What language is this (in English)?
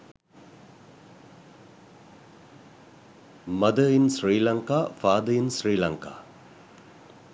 Sinhala